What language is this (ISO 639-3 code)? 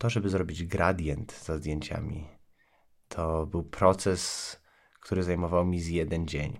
pol